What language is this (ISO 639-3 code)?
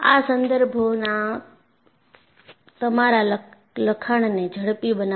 guj